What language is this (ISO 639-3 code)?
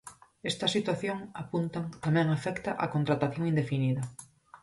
glg